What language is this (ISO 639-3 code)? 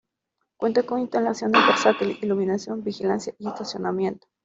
spa